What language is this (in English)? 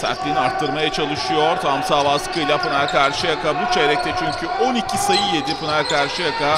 Turkish